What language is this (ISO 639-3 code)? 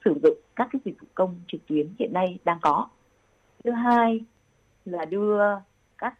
vie